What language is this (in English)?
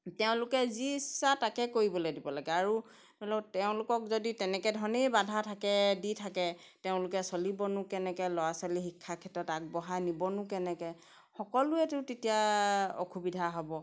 Assamese